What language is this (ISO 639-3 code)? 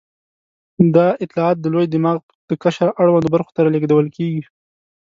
pus